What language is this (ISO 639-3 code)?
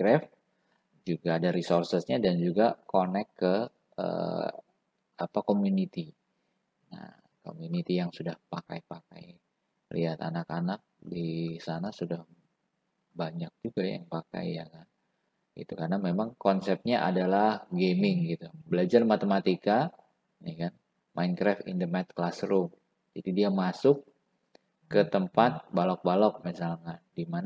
ind